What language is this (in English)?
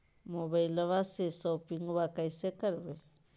Magahi